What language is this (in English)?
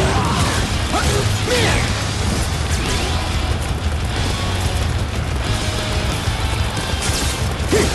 Japanese